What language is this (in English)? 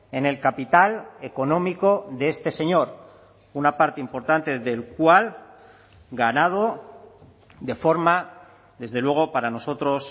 Spanish